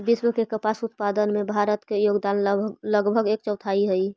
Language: Magahi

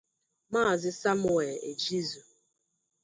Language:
Igbo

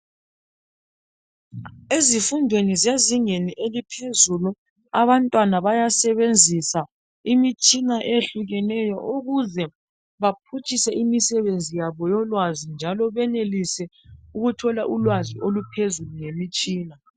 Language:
North Ndebele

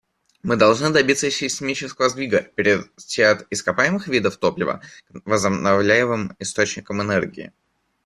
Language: Russian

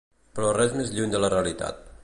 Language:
Catalan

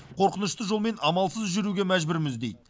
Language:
Kazakh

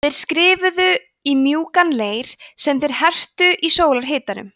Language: Icelandic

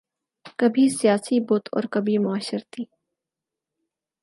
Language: Urdu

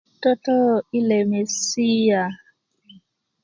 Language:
Kuku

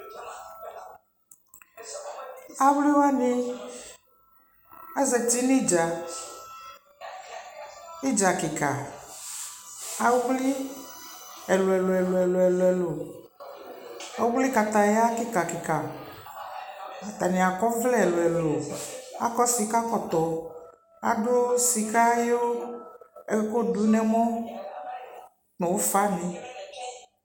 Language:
Ikposo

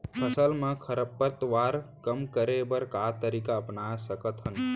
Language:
Chhattisgarhi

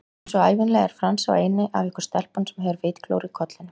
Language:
Icelandic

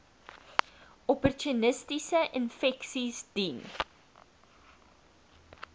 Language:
Afrikaans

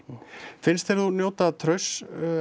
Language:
Icelandic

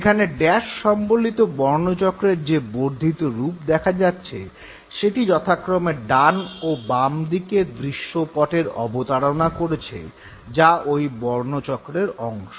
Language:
Bangla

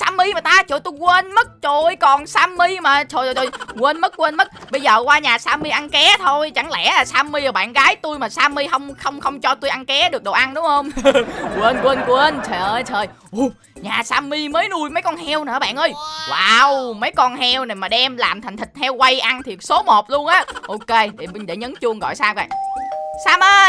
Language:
Vietnamese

